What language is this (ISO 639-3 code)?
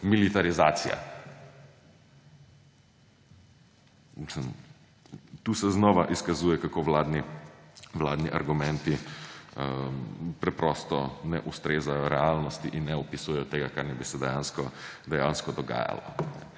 slv